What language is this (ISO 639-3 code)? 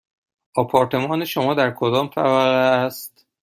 fas